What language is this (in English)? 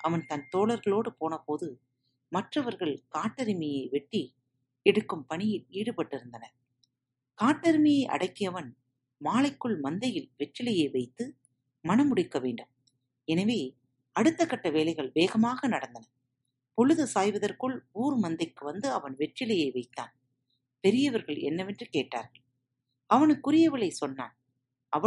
Tamil